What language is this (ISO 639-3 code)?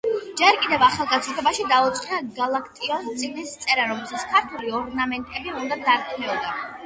kat